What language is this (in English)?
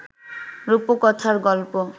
Bangla